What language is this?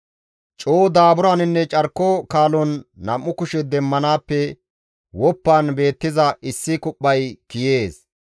Gamo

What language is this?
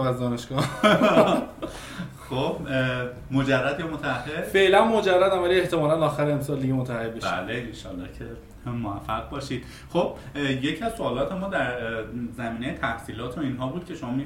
Persian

